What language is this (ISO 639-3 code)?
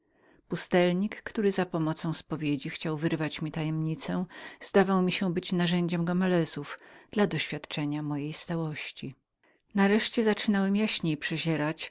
pol